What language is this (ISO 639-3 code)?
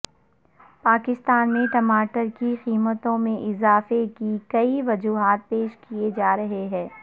urd